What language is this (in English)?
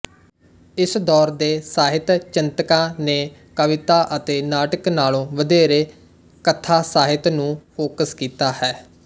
Punjabi